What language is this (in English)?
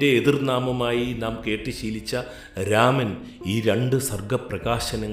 Malayalam